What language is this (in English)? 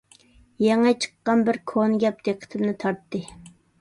Uyghur